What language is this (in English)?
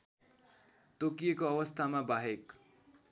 Nepali